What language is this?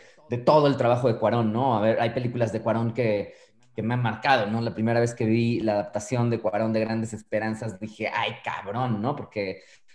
Spanish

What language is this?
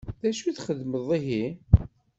Kabyle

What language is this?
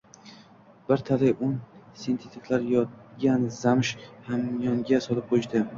Uzbek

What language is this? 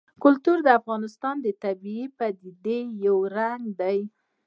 Pashto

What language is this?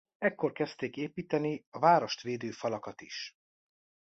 Hungarian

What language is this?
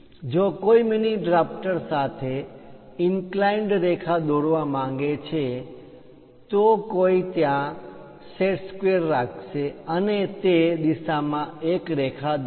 Gujarati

